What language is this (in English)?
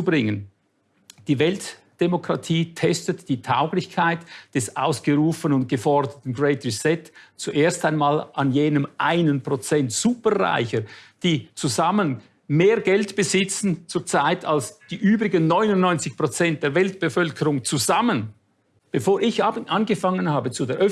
German